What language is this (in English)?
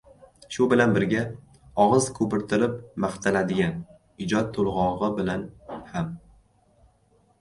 Uzbek